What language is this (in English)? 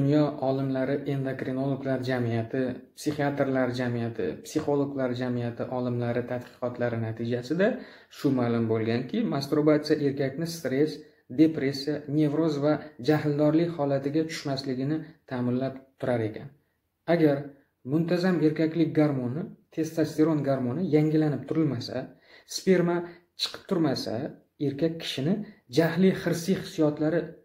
Turkish